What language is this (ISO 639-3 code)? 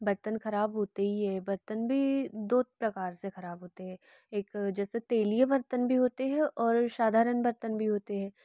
hin